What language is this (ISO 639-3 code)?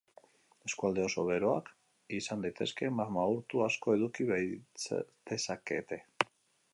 eus